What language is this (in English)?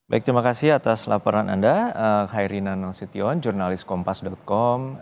Indonesian